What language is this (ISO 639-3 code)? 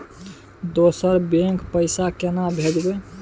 mai